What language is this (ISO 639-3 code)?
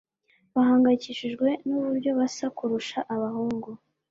kin